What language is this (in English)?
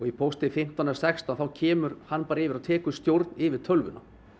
Icelandic